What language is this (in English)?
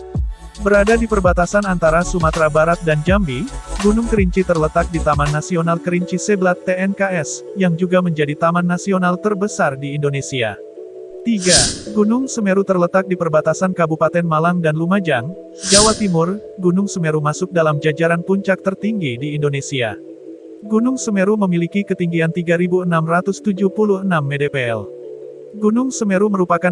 Indonesian